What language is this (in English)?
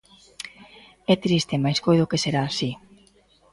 Galician